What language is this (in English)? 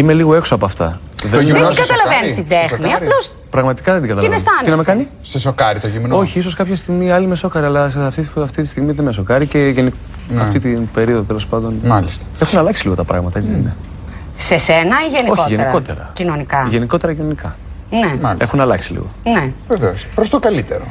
Greek